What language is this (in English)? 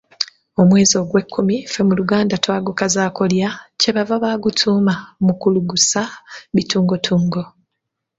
Ganda